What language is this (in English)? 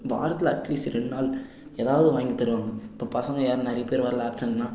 Tamil